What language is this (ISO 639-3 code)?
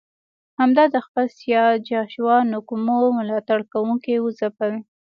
pus